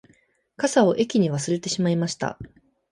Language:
Japanese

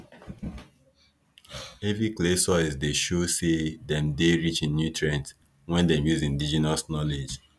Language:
Nigerian Pidgin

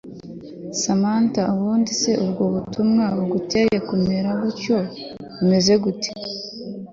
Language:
Kinyarwanda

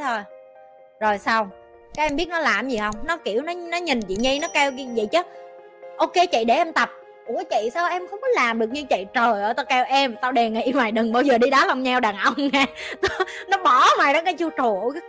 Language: Vietnamese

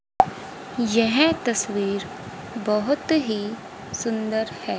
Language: Hindi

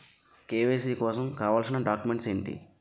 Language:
Telugu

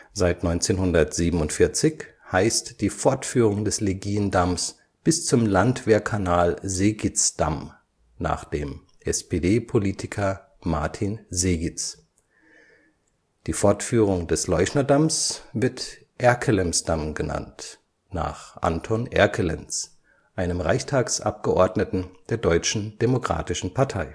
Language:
German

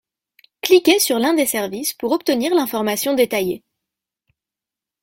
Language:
French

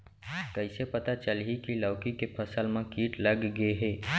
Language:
Chhattisgarhi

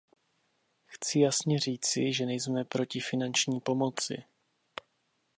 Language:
Czech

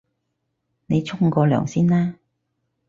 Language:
Cantonese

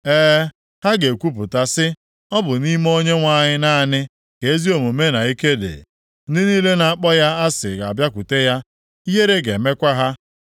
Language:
Igbo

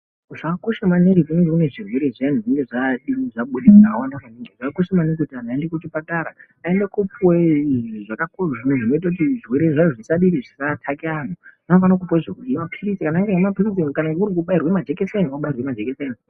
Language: Ndau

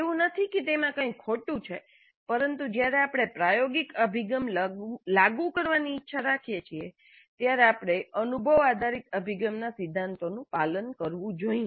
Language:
Gujarati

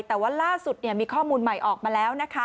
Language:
Thai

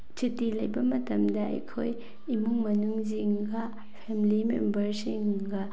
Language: Manipuri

